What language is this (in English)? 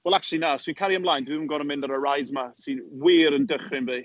Welsh